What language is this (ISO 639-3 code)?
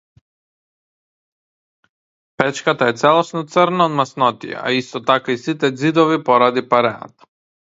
mkd